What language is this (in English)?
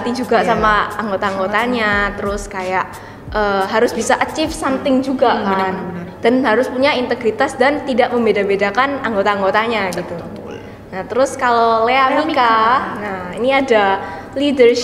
Indonesian